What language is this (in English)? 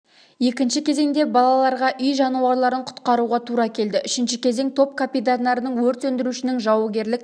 Kazakh